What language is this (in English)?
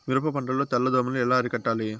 Telugu